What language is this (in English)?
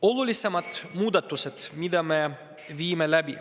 Estonian